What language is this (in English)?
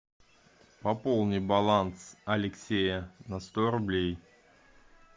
Russian